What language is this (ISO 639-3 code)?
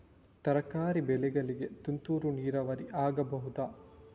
kan